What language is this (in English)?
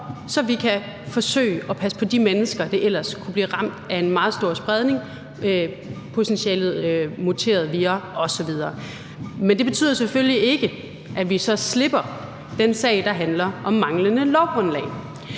Danish